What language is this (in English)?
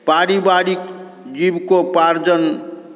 Maithili